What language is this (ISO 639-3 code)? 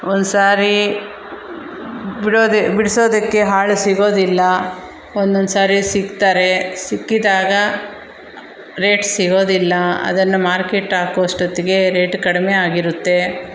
kan